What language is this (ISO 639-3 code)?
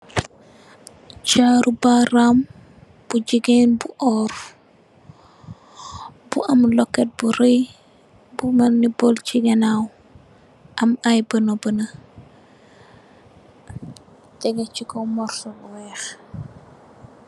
wol